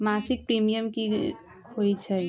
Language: Magahi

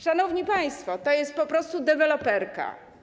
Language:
Polish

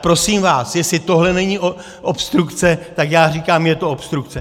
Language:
Czech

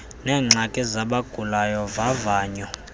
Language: Xhosa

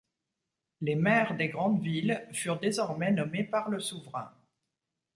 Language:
French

